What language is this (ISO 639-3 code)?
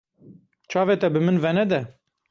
kur